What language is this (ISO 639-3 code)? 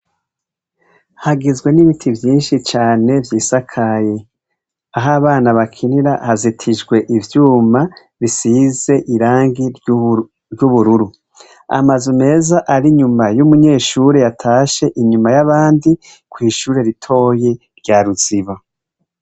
run